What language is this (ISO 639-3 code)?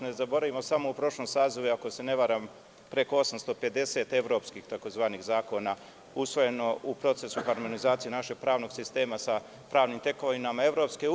srp